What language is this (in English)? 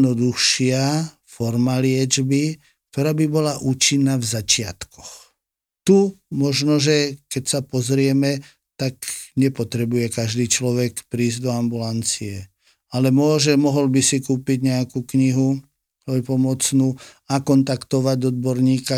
Slovak